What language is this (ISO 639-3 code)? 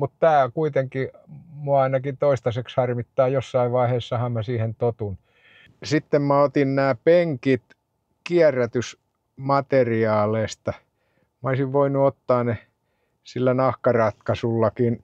fin